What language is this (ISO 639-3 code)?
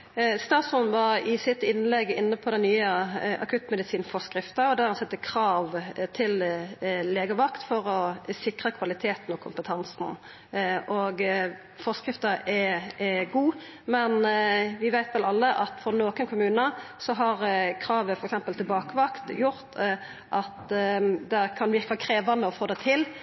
nor